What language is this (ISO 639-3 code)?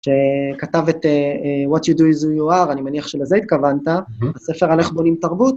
heb